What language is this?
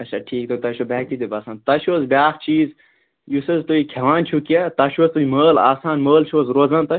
Kashmiri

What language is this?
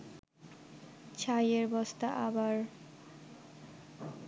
Bangla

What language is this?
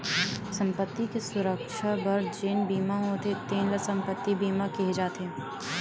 Chhattisgarhi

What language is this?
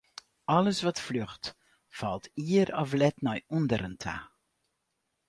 Western Frisian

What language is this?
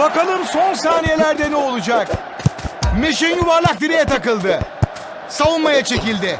Turkish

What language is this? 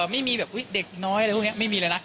Thai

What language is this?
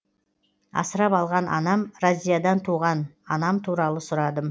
Kazakh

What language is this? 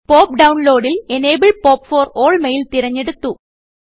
Malayalam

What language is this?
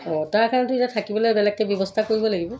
Assamese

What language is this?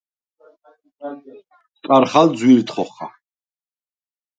Svan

